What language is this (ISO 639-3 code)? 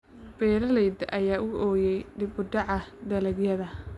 som